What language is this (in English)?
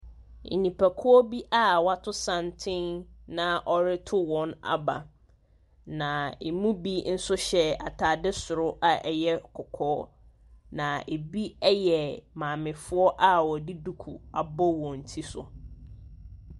Akan